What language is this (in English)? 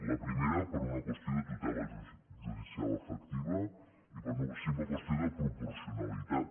Catalan